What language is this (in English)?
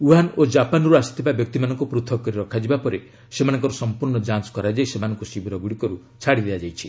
Odia